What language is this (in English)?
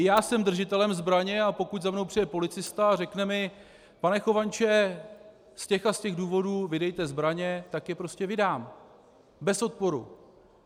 Czech